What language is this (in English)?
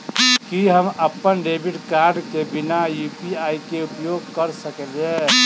Maithili